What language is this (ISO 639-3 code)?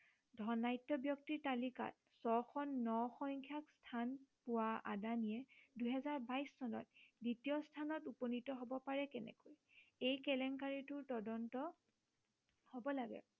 asm